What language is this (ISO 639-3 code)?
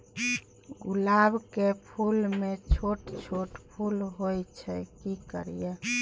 mai